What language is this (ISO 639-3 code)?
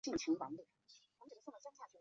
zho